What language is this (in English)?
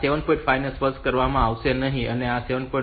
Gujarati